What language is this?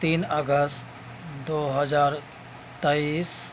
Urdu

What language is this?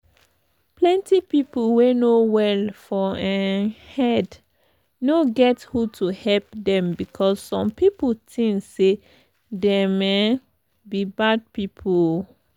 Nigerian Pidgin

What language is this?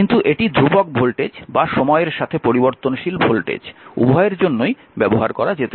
Bangla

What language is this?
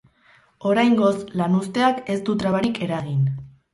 Basque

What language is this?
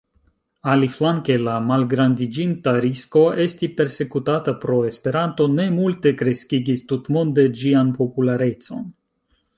Esperanto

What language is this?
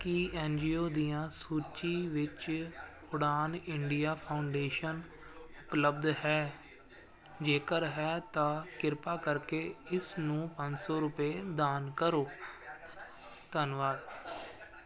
Punjabi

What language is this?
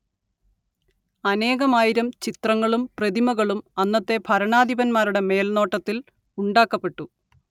Malayalam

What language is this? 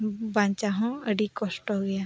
Santali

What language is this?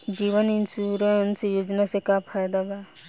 Bhojpuri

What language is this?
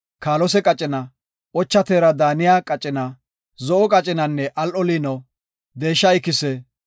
Gofa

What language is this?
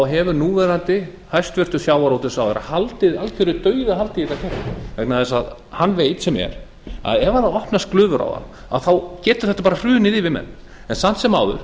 Icelandic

